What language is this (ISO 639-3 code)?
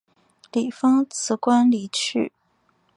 zho